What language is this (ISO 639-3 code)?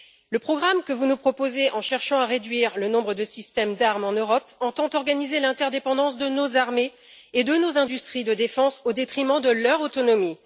fra